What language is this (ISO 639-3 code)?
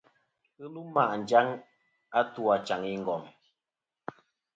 bkm